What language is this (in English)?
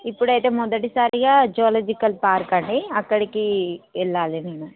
Telugu